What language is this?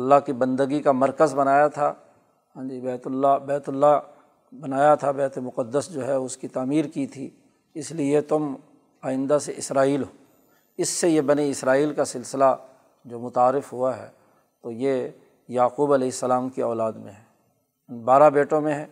Urdu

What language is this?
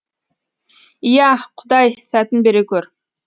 Kazakh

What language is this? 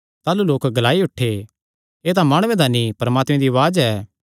Kangri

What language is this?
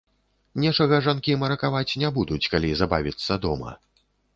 Belarusian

